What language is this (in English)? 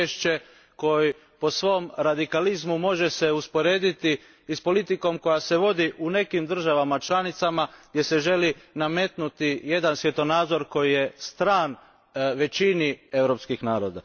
Croatian